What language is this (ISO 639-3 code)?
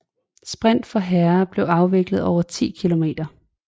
dan